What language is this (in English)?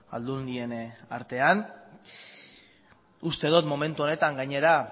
Basque